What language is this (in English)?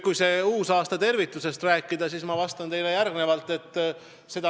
Estonian